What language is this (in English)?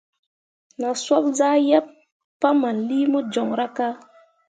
Mundang